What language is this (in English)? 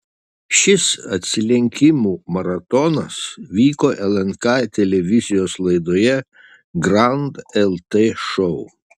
Lithuanian